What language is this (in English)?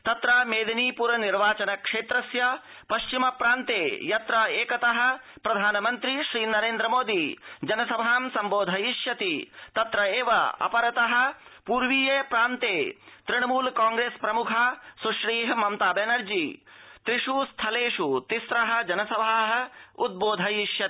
Sanskrit